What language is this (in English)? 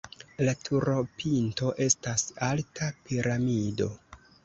Esperanto